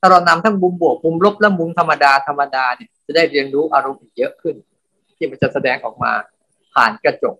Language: Thai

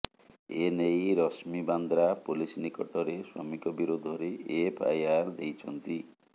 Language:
Odia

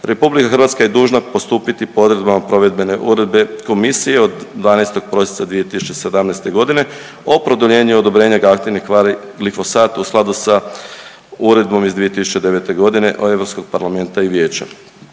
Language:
Croatian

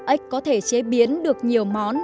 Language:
Vietnamese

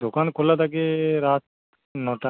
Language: Bangla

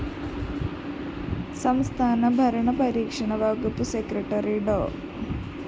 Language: Malayalam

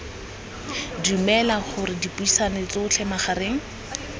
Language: Tswana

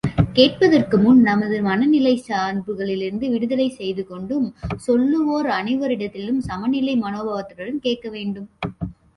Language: Tamil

